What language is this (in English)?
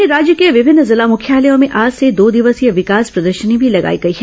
Hindi